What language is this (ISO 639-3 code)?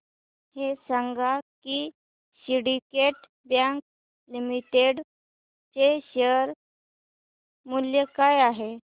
mar